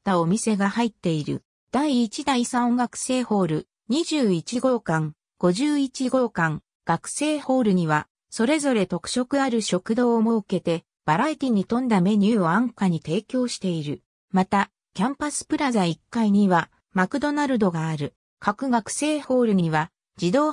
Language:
Japanese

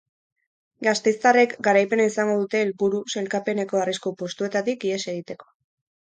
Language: Basque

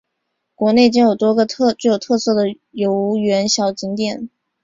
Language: Chinese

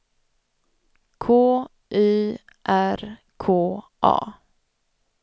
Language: Swedish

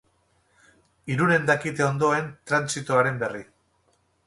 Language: Basque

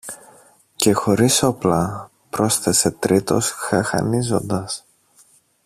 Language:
Greek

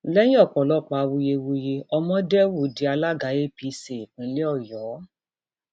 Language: Yoruba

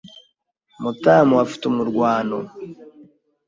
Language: Kinyarwanda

